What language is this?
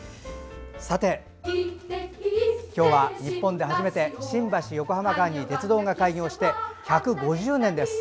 Japanese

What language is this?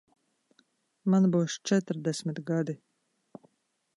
Latvian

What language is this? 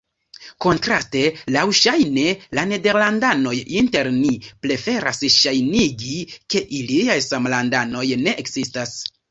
Esperanto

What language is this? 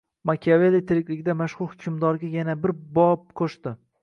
Uzbek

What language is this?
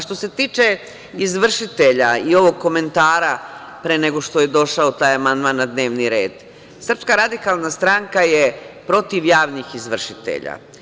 Serbian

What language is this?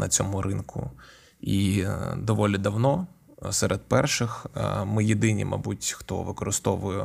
Ukrainian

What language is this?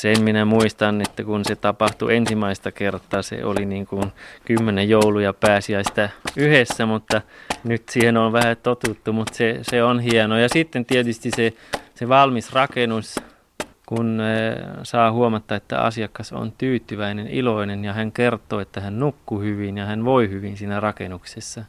Finnish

